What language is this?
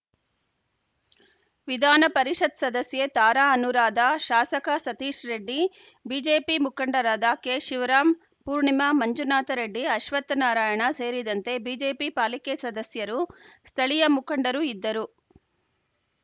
Kannada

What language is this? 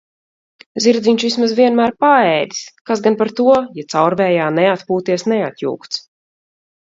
Latvian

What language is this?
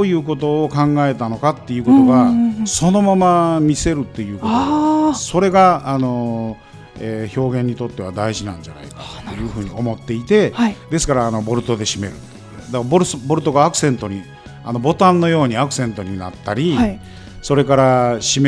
Japanese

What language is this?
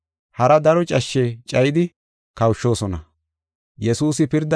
Gofa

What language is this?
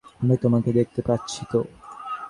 Bangla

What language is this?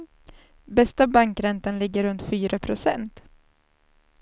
Swedish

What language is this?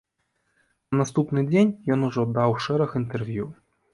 Belarusian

